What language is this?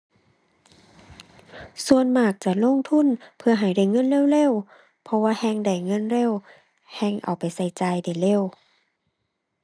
Thai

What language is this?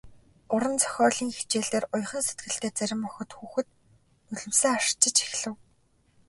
Mongolian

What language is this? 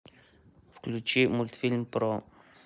Russian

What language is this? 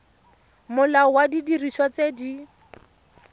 Tswana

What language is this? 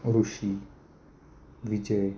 Marathi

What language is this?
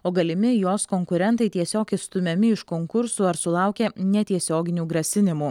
Lithuanian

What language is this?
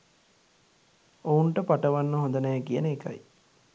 Sinhala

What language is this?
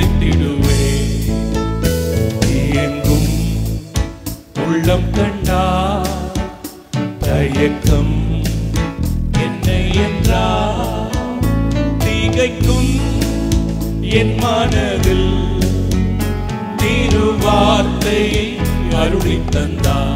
Romanian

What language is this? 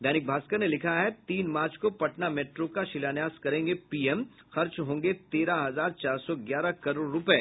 Hindi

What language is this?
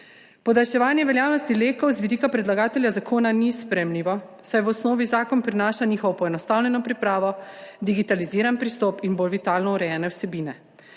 Slovenian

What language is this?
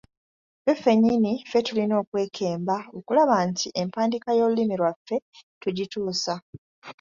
Ganda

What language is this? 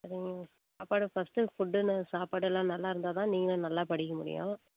Tamil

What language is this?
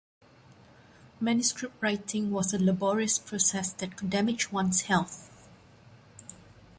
English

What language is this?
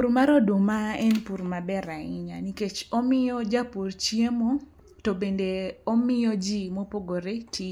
Luo (Kenya and Tanzania)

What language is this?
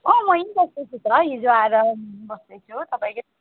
Nepali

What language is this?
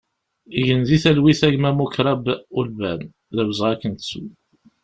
Kabyle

